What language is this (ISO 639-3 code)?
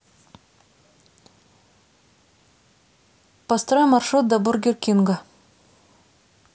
rus